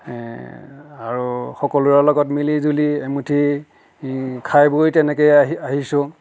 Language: Assamese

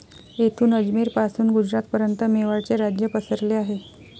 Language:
Marathi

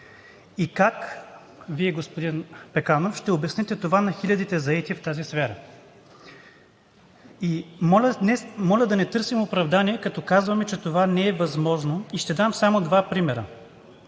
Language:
Bulgarian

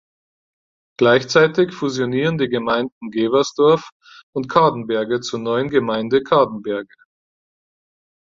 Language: German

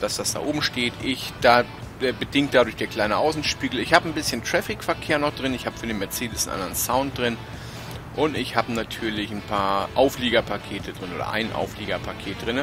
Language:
German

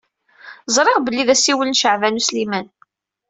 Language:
Kabyle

